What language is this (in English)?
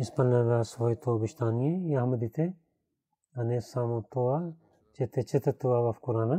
Bulgarian